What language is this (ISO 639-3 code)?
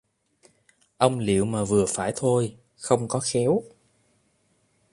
vie